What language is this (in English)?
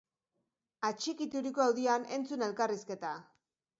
Basque